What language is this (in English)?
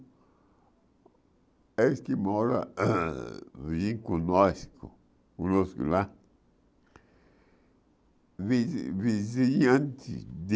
Portuguese